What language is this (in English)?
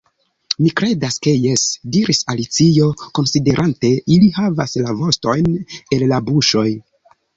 Esperanto